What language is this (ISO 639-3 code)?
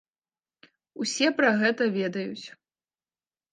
bel